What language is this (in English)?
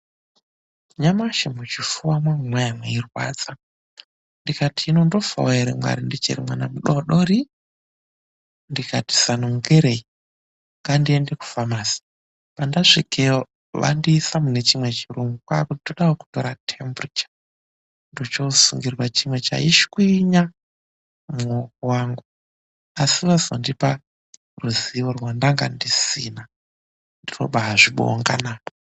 Ndau